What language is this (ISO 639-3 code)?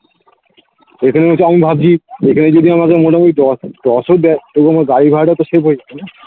ben